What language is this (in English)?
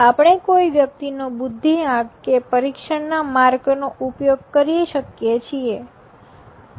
Gujarati